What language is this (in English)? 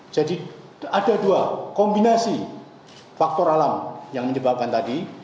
Indonesian